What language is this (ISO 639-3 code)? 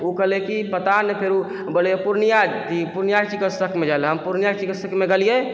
mai